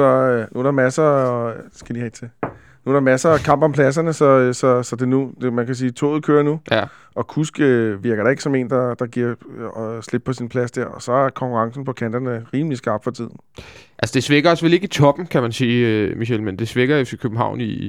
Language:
Danish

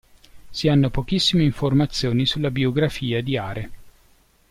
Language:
Italian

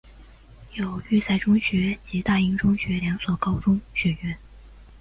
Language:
Chinese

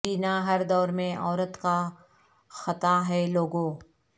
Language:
Urdu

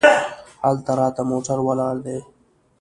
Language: Pashto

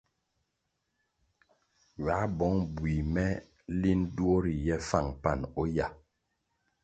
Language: Kwasio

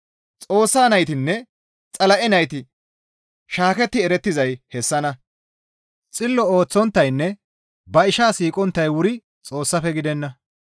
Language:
Gamo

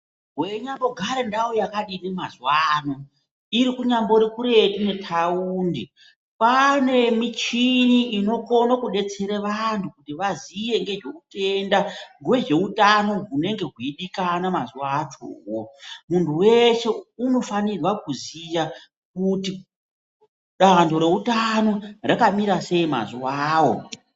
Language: Ndau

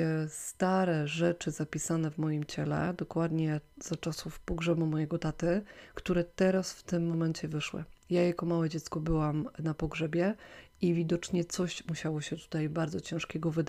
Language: Polish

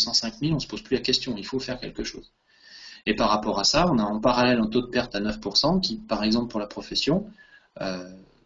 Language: French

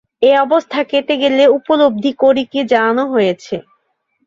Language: Bangla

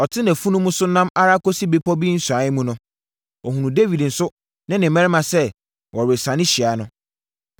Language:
Akan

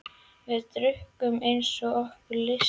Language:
Icelandic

